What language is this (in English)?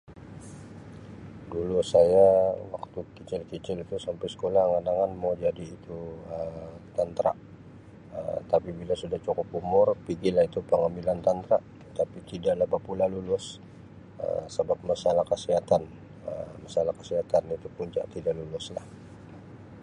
Sabah Malay